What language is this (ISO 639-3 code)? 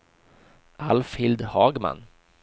swe